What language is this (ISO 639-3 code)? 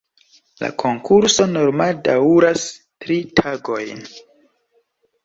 epo